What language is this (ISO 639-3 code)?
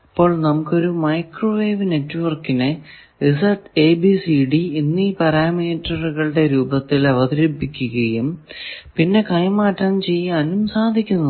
mal